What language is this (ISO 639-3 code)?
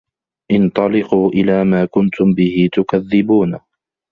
ara